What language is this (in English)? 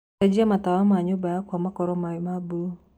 Kikuyu